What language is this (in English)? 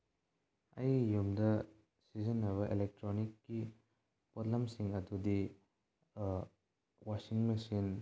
Manipuri